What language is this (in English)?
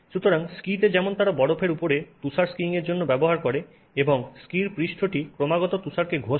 Bangla